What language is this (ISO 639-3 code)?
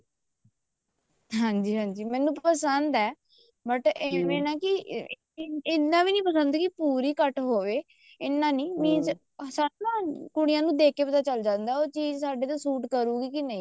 pan